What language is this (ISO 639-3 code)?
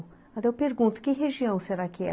por